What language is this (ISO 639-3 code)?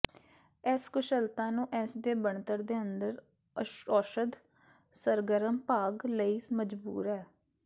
pan